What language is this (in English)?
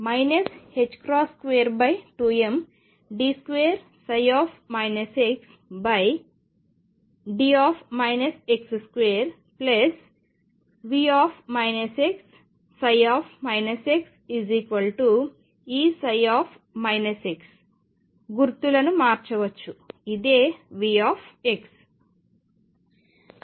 Telugu